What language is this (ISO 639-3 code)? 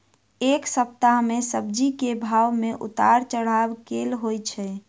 mai